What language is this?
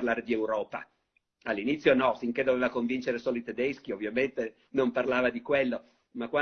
Italian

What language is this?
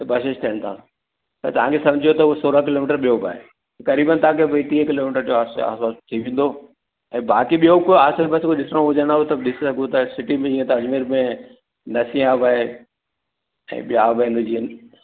Sindhi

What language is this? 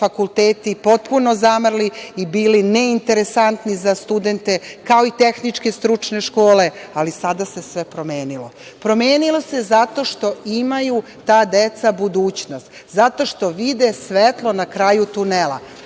Serbian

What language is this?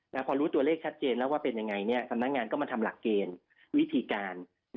Thai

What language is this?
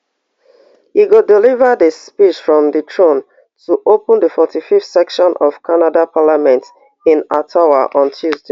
Nigerian Pidgin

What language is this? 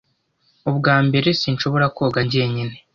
Kinyarwanda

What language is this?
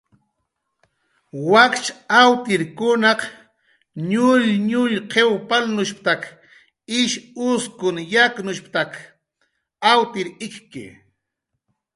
Jaqaru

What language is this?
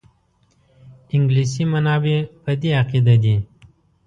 Pashto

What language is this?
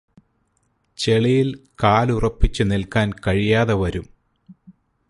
Malayalam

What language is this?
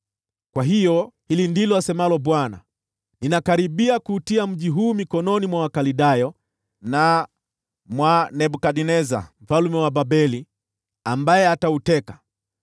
Swahili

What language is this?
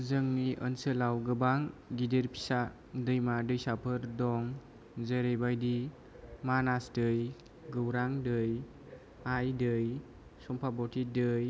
Bodo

